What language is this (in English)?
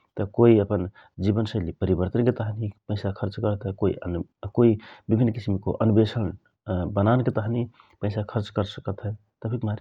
Rana Tharu